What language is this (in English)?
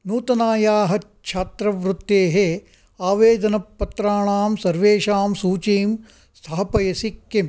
Sanskrit